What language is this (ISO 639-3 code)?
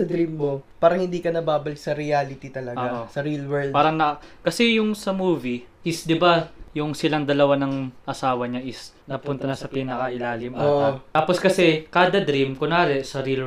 fil